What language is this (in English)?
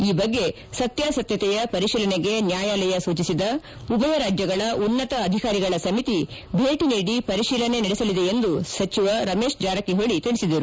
Kannada